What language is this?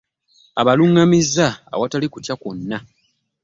Ganda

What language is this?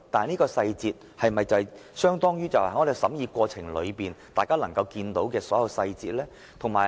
Cantonese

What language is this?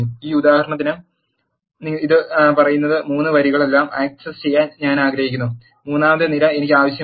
Malayalam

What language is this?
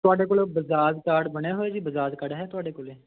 Punjabi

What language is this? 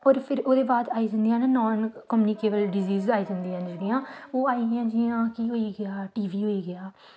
Dogri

